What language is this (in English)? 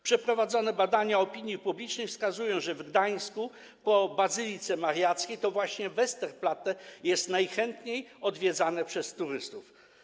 Polish